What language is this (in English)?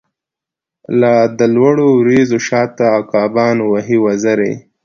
Pashto